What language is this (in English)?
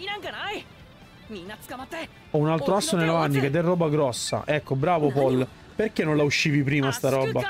Italian